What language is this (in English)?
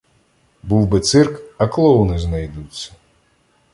Ukrainian